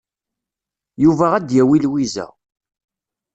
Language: Kabyle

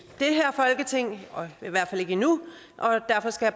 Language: Danish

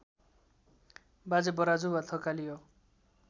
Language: Nepali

